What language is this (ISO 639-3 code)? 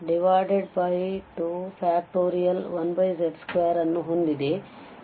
kan